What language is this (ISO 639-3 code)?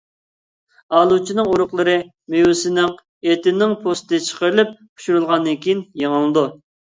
uig